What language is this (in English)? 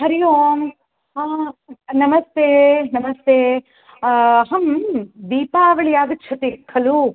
Sanskrit